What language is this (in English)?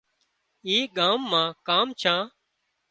Wadiyara Koli